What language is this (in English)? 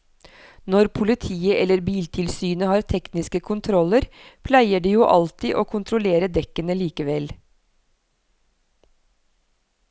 Norwegian